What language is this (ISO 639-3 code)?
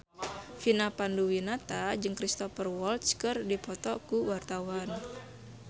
sun